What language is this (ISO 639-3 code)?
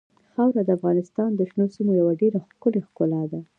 pus